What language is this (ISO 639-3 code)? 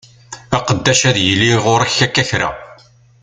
kab